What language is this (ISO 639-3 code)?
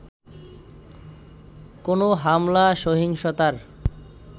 ben